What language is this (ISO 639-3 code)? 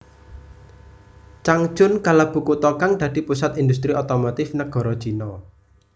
jav